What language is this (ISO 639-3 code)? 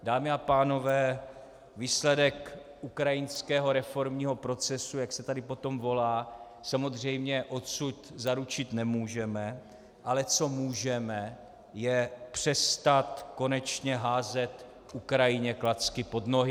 ces